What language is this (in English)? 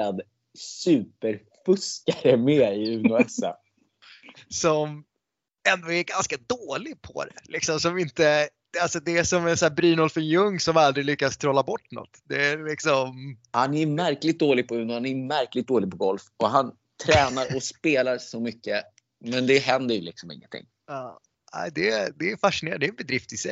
Swedish